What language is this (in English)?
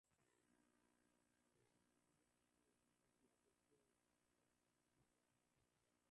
Swahili